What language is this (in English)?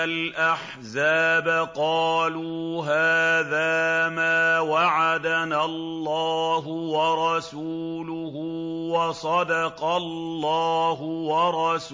Arabic